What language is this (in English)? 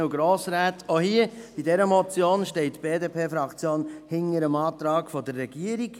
Swiss German